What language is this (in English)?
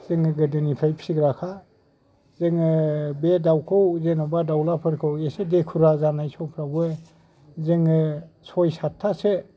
Bodo